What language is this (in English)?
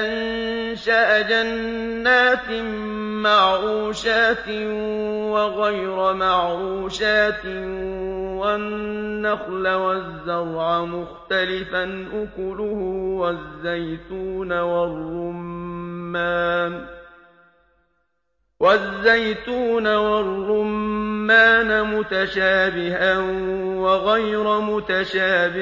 Arabic